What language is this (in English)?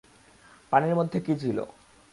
Bangla